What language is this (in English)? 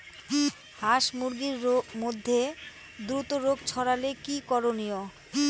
Bangla